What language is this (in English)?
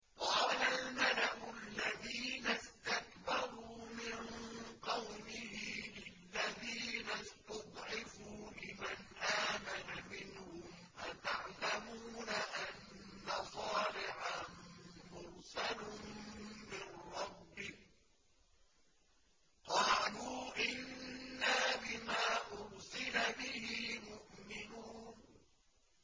Arabic